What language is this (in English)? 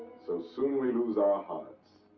English